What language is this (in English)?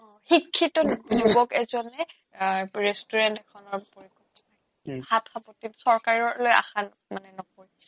Assamese